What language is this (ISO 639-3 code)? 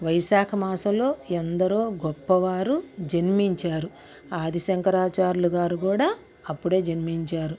tel